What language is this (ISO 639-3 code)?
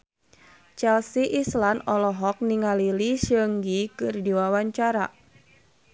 sun